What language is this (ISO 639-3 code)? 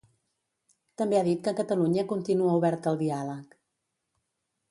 cat